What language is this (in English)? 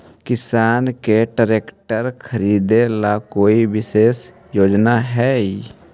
Magahi